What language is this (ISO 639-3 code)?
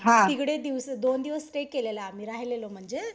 mar